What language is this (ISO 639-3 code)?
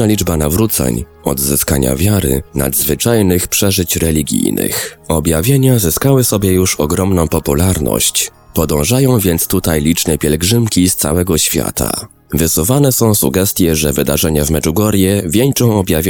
pol